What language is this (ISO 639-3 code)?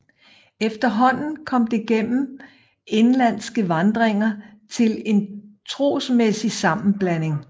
dan